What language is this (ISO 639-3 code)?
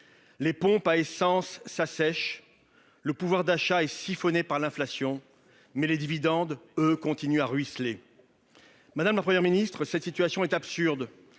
fra